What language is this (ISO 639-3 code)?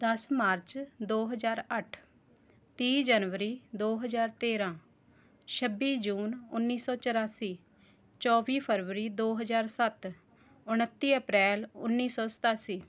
pan